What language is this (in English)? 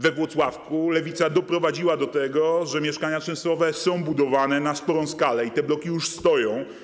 Polish